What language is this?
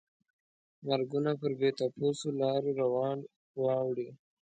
Pashto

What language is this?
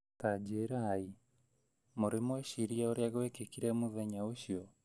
Kikuyu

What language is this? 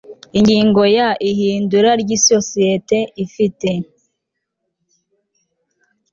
Kinyarwanda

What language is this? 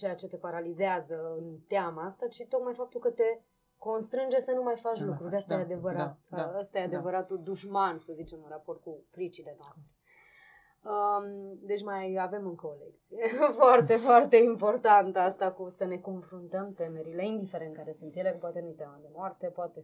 Romanian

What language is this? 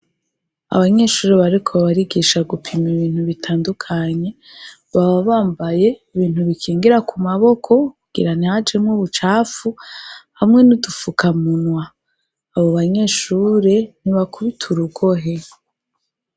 Rundi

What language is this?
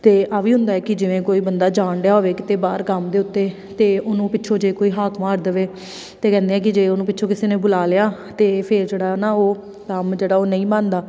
Punjabi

